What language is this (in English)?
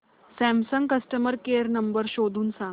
Marathi